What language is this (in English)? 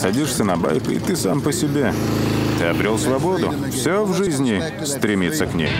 Russian